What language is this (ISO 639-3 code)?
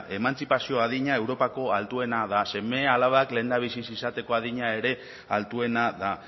eus